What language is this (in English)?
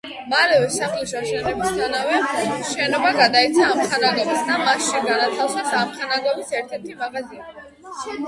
Georgian